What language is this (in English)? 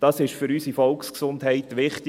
Swiss German